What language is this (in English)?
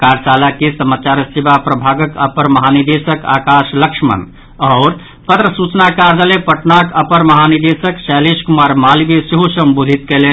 Maithili